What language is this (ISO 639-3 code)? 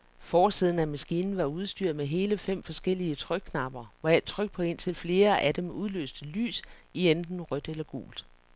dan